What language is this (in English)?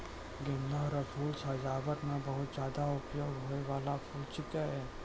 Maithili